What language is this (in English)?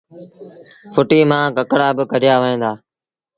Sindhi Bhil